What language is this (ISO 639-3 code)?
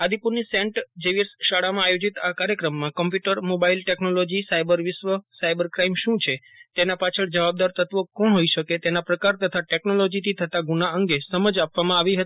guj